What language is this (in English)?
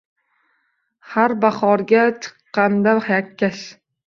Uzbek